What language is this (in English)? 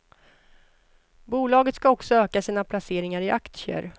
Swedish